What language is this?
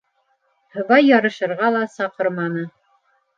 Bashkir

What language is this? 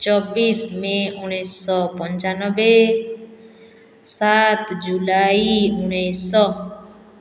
Odia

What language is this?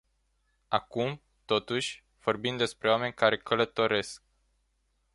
Romanian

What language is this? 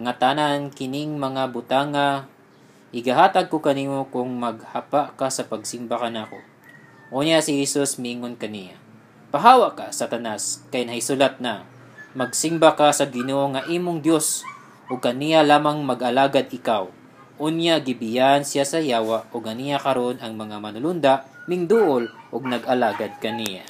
Filipino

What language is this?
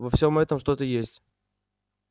Russian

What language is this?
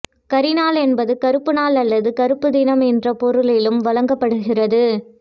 Tamil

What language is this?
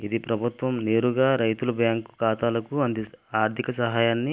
Telugu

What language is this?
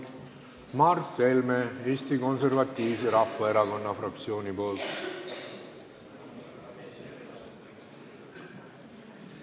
Estonian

